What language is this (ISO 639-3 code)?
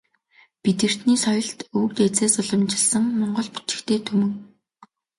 mon